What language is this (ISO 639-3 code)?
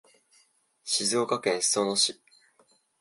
jpn